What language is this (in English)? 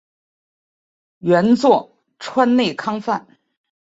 Chinese